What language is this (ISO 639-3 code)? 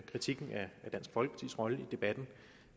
dan